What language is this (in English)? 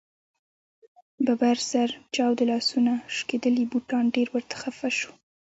Pashto